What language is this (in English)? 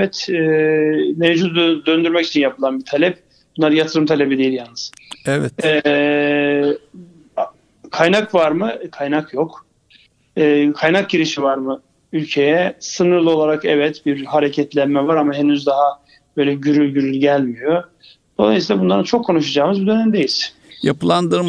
Turkish